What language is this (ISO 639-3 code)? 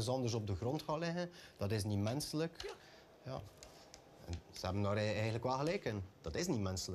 nld